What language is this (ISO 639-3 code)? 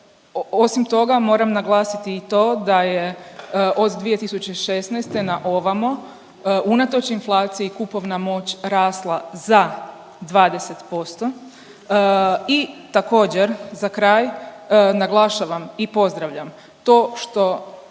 hrv